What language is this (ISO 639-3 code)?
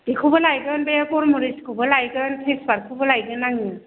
brx